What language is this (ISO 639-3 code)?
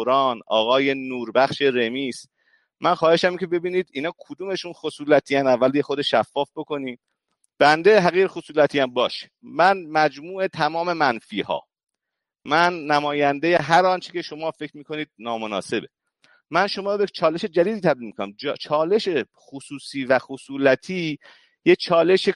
fas